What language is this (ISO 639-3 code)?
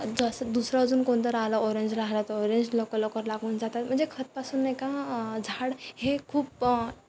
mar